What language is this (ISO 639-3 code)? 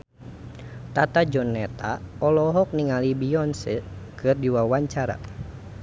sun